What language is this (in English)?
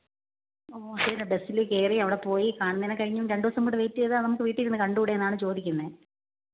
Malayalam